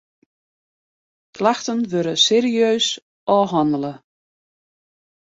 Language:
Western Frisian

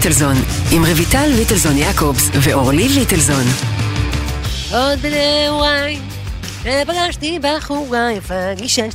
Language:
Hebrew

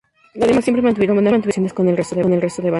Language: Spanish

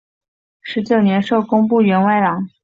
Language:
Chinese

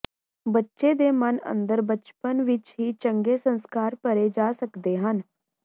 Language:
Punjabi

